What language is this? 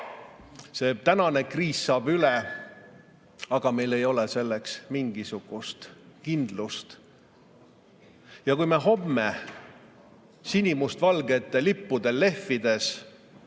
Estonian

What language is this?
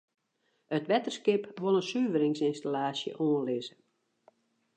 Western Frisian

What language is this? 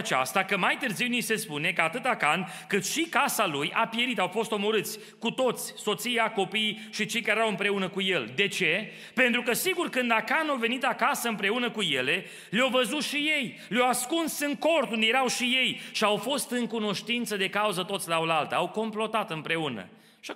Romanian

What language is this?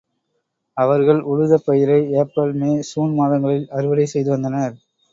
Tamil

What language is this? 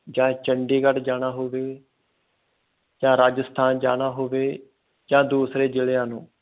Punjabi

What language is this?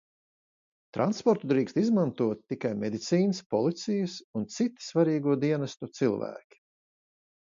Latvian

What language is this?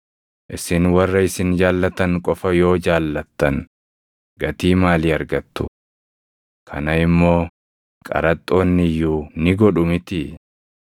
Oromo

